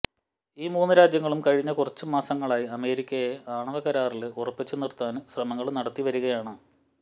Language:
Malayalam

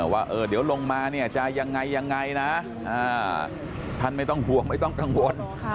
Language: Thai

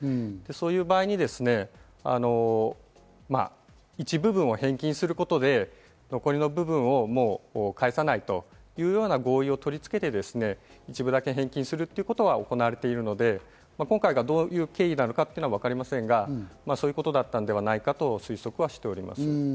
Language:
Japanese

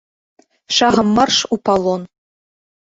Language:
Belarusian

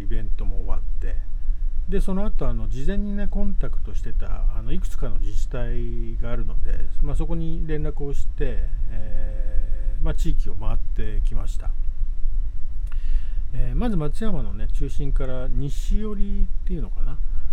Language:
Japanese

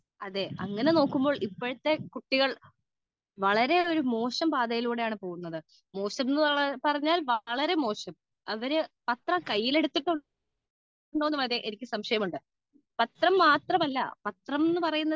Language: Malayalam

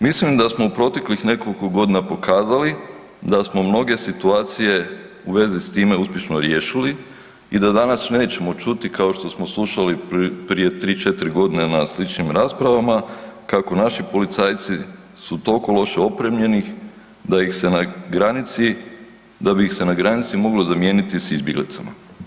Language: Croatian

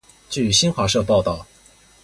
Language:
Chinese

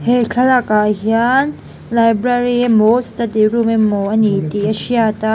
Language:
Mizo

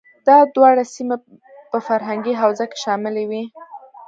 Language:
Pashto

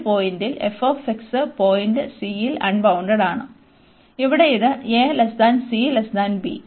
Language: Malayalam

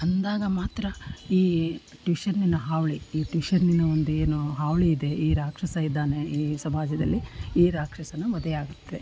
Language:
Kannada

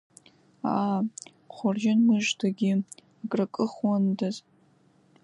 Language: Abkhazian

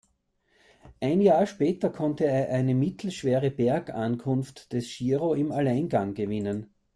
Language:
German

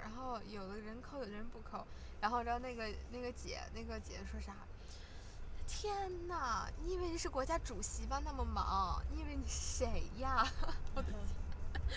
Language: Chinese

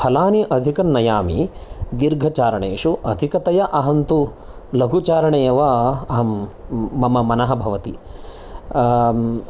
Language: Sanskrit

